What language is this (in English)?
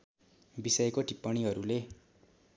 Nepali